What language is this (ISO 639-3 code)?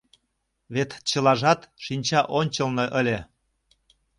chm